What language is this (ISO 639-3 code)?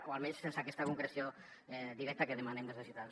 cat